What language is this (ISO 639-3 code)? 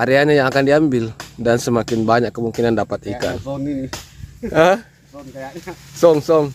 ind